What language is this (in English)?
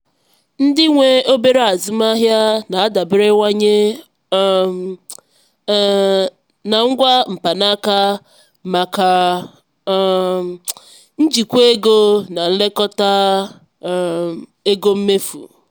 Igbo